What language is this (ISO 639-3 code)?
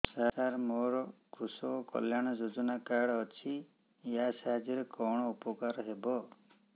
ori